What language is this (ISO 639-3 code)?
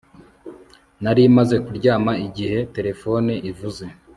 kin